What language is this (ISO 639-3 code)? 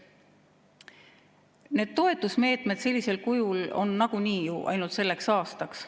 est